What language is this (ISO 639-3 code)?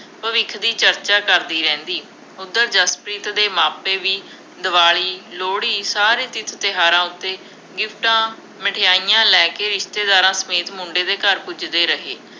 pan